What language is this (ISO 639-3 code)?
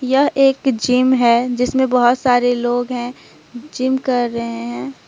hin